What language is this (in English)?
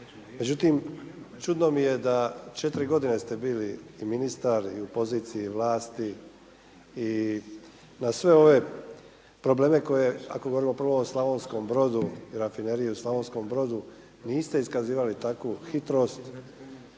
Croatian